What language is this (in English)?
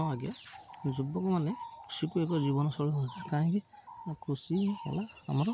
Odia